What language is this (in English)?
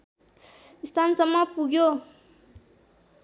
Nepali